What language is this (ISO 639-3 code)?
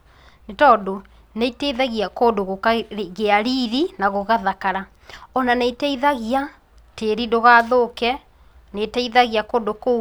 kik